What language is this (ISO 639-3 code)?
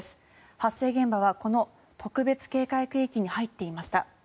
jpn